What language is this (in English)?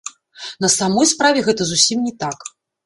Belarusian